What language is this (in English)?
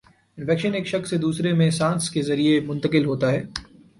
Urdu